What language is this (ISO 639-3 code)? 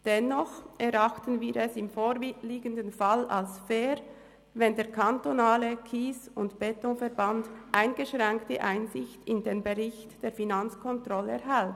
gsw